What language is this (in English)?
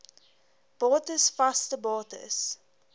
Afrikaans